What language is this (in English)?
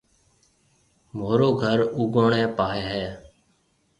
Marwari (Pakistan)